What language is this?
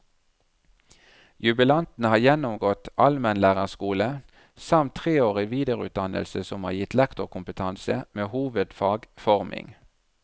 Norwegian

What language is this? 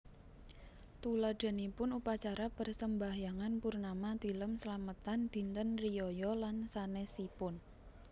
Javanese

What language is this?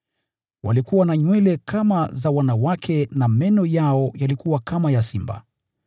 Swahili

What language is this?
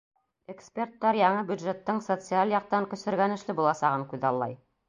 Bashkir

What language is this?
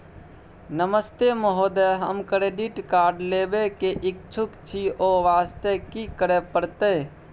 Maithili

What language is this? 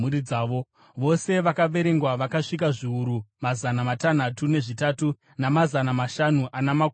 Shona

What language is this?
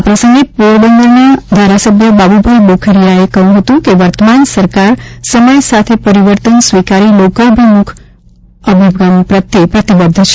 Gujarati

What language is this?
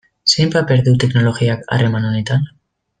Basque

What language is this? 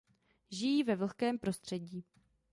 Czech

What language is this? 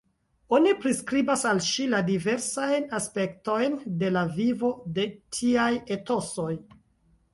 Esperanto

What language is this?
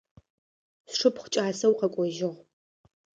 Adyghe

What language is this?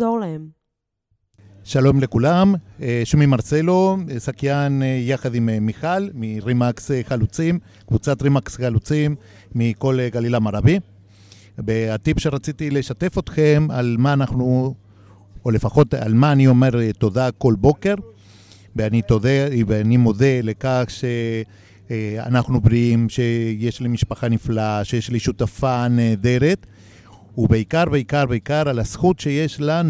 Hebrew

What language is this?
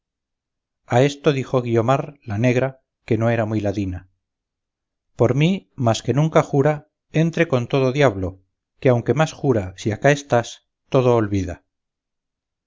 Spanish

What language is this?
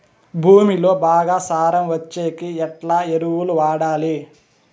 Telugu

